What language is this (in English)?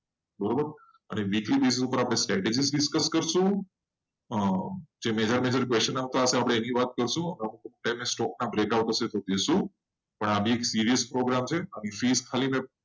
Gujarati